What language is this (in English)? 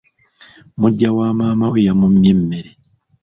Ganda